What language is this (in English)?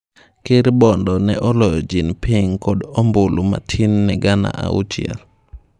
Luo (Kenya and Tanzania)